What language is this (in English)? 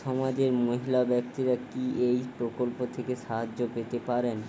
Bangla